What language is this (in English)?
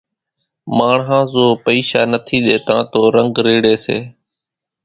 Kachi Koli